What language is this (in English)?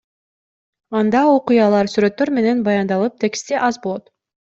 Kyrgyz